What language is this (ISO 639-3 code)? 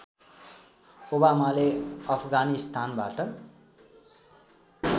nep